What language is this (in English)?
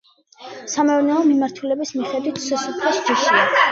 Georgian